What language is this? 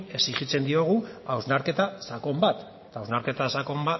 Basque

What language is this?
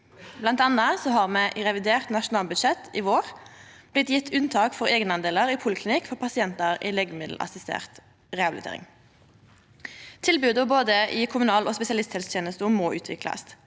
Norwegian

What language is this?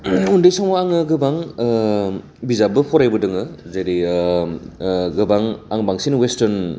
Bodo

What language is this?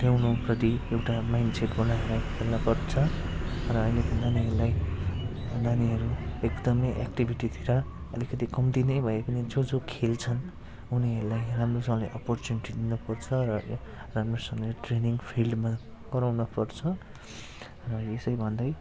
Nepali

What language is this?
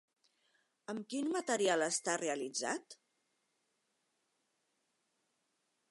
Catalan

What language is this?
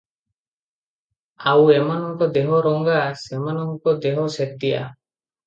Odia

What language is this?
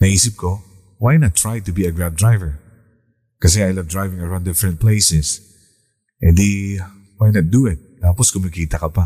Filipino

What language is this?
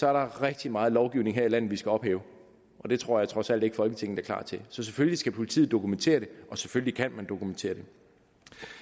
Danish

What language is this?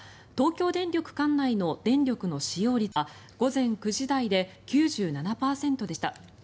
Japanese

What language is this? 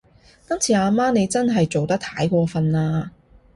Cantonese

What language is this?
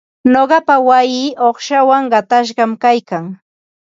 Ambo-Pasco Quechua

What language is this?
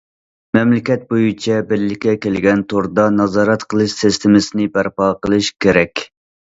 Uyghur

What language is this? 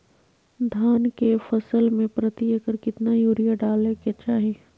Magahi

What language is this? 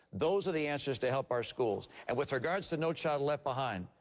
English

